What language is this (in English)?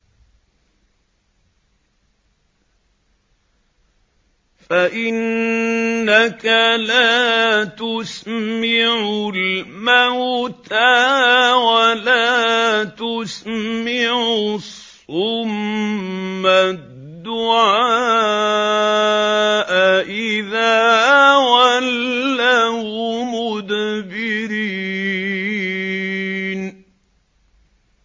Arabic